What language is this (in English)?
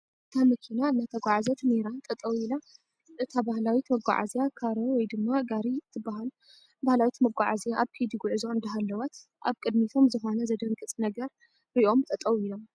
Tigrinya